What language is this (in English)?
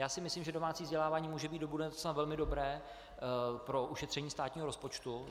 Czech